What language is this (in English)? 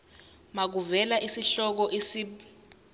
Zulu